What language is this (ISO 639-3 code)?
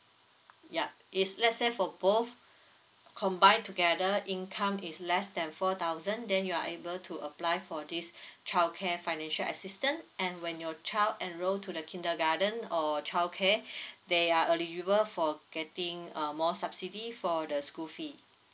eng